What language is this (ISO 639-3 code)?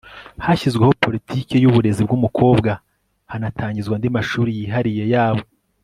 kin